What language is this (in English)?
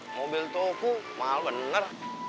Indonesian